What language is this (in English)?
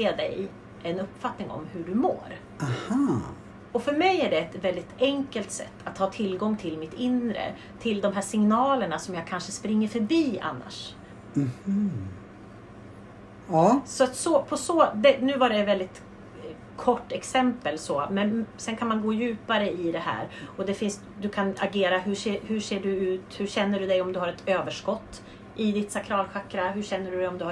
Swedish